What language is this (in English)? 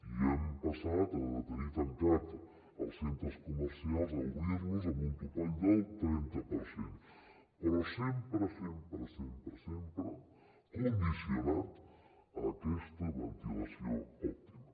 Catalan